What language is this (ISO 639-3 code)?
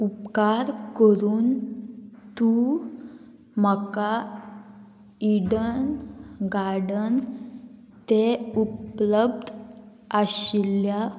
kok